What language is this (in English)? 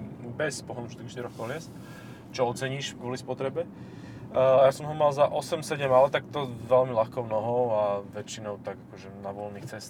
Slovak